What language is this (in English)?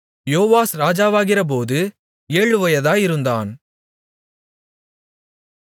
Tamil